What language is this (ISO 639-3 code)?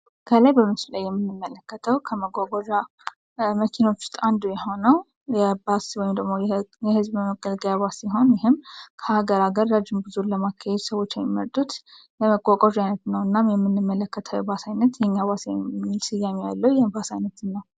amh